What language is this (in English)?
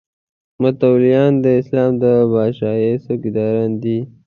Pashto